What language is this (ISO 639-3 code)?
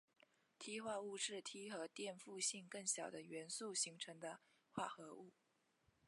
zho